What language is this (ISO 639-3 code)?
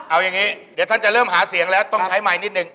tha